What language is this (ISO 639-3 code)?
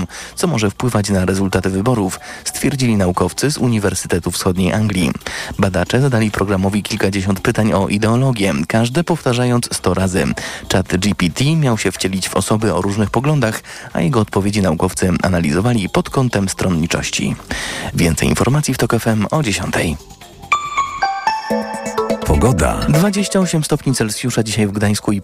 pol